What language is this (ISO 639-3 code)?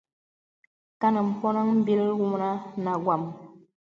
beb